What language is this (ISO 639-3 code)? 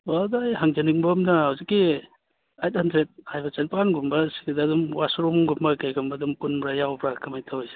mni